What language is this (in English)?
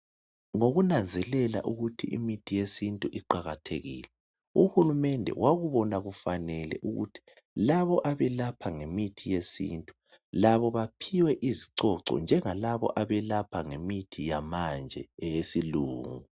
North Ndebele